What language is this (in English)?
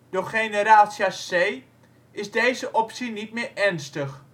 Dutch